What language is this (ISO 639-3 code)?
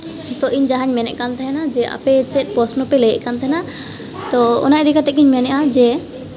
sat